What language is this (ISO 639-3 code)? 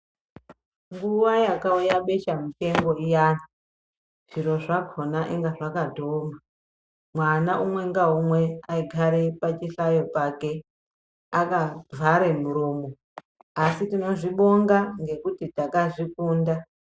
ndc